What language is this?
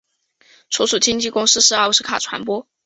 Chinese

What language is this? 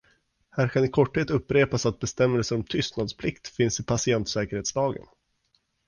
Swedish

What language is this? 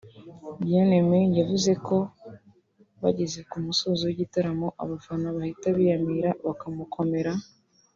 Kinyarwanda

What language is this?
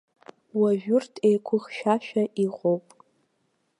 Abkhazian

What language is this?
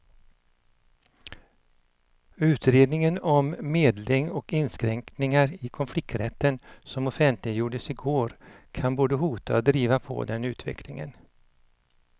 Swedish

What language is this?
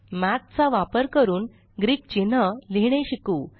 Marathi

